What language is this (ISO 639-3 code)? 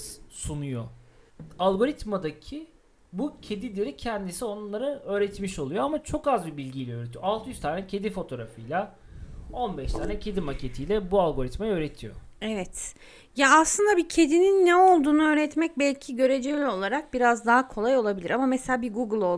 tur